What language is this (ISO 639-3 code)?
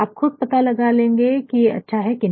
hin